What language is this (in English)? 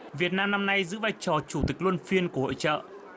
Vietnamese